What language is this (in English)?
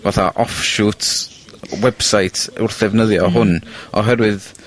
Welsh